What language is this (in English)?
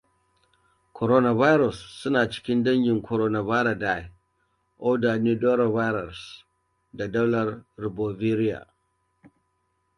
Hausa